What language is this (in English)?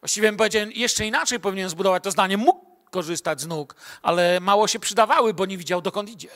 Polish